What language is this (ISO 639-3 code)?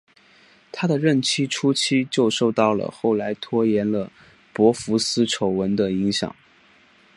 zho